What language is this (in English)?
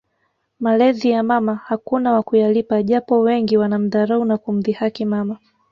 Swahili